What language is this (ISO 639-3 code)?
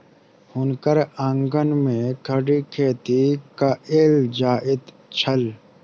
mai